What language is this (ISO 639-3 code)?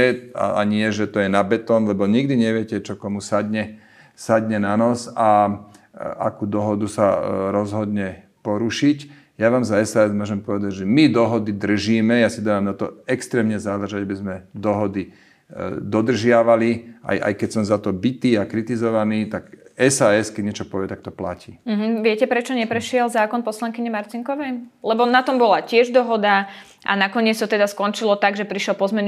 slk